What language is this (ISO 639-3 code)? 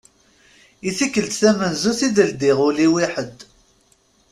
kab